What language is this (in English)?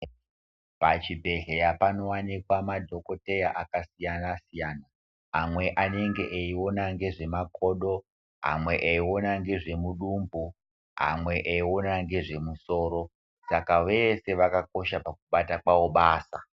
Ndau